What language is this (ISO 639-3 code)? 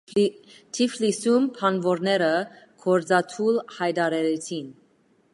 hye